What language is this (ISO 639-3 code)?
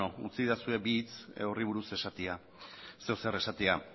eus